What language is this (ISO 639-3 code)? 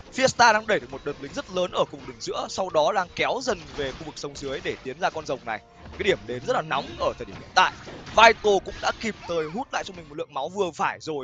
vie